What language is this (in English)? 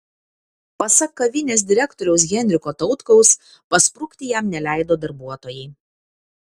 Lithuanian